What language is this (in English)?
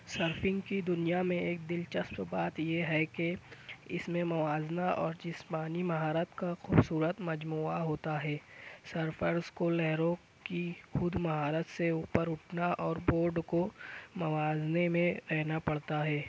Urdu